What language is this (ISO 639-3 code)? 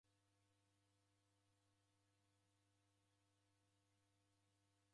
dav